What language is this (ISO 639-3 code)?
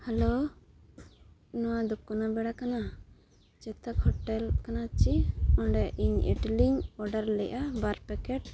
sat